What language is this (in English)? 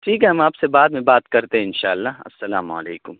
Urdu